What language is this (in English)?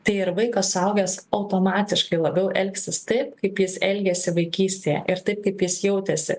Lithuanian